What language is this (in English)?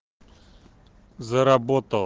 Russian